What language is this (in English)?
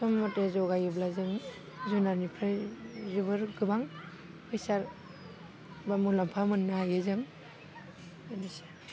Bodo